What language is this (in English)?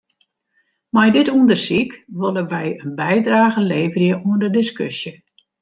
Western Frisian